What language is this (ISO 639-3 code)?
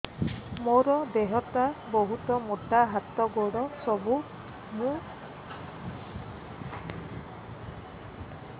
ori